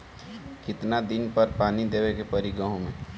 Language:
Bhojpuri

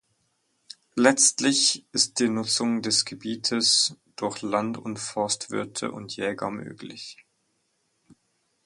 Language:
German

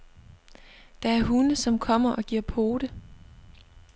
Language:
Danish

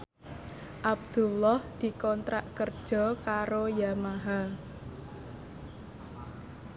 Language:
Javanese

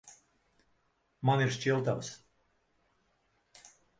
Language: Latvian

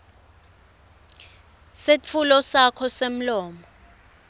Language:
Swati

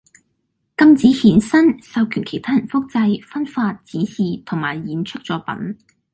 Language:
Cantonese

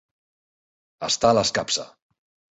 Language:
Catalan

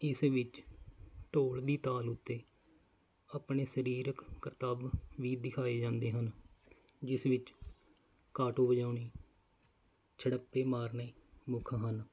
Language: Punjabi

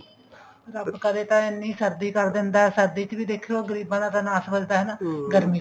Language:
Punjabi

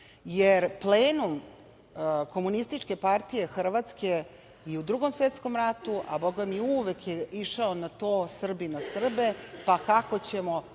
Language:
Serbian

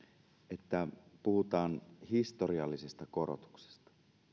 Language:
Finnish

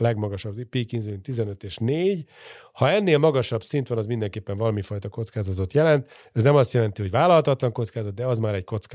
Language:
Hungarian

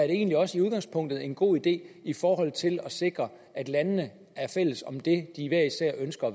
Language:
Danish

